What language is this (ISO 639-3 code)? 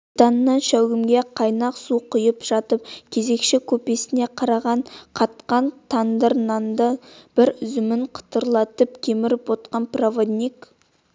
kaz